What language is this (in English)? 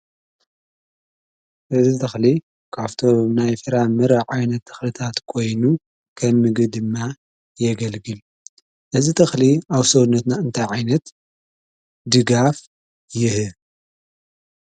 Tigrinya